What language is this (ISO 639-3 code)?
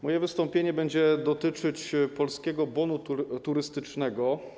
pol